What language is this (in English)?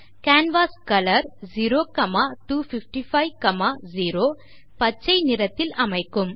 Tamil